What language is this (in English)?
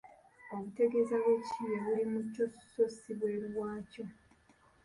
Ganda